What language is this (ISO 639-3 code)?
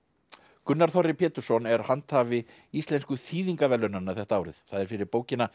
isl